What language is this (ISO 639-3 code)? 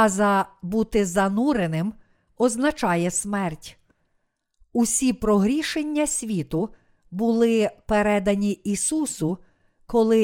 ukr